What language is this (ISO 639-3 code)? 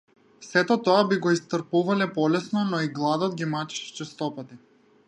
mkd